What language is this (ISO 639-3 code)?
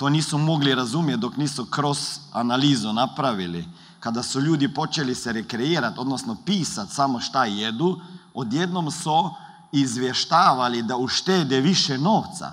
hrv